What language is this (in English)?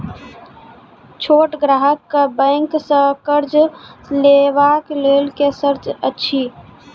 Maithili